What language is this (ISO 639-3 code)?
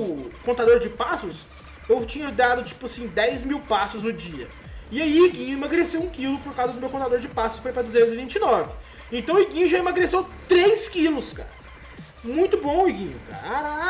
por